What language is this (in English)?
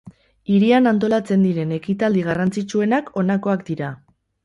Basque